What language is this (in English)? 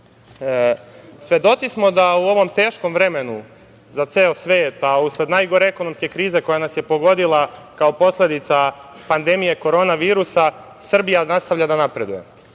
Serbian